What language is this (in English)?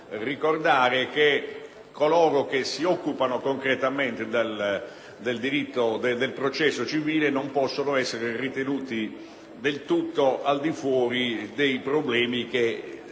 Italian